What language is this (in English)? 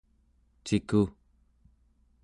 Central Yupik